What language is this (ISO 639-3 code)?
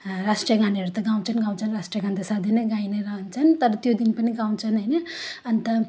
nep